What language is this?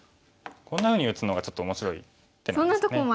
Japanese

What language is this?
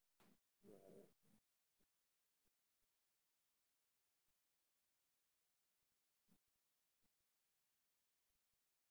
Somali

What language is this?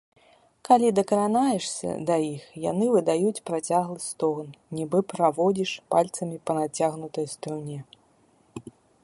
Belarusian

